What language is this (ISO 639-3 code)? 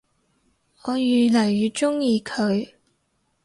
yue